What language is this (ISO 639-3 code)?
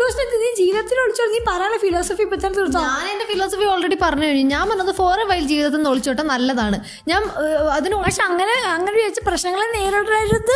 mal